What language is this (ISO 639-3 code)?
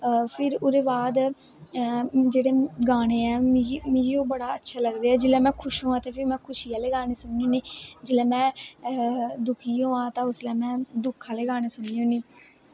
doi